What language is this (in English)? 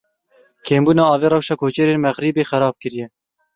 Kurdish